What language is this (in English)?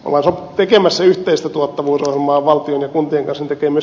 Finnish